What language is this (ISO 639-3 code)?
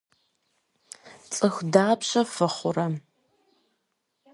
kbd